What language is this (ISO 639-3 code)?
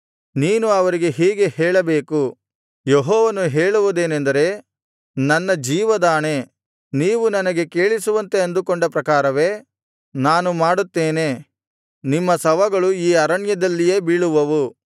kan